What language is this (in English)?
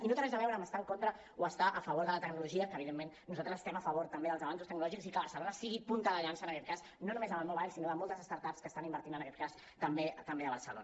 Catalan